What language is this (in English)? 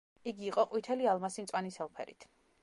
Georgian